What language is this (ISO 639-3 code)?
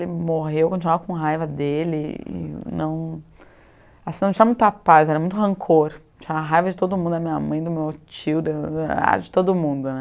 por